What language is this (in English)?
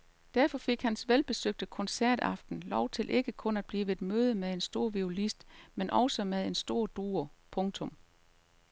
Danish